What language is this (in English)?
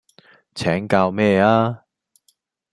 Cantonese